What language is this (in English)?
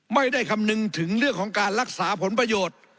Thai